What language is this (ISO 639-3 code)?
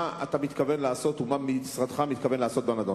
heb